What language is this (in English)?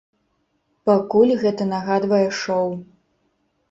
Belarusian